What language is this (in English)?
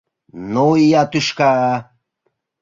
Mari